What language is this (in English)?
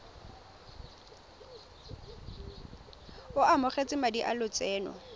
Tswana